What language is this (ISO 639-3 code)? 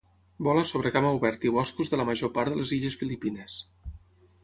cat